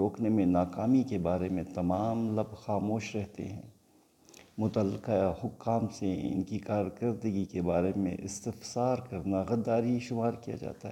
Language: Urdu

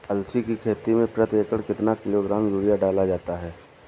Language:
Hindi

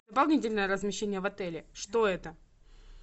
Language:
Russian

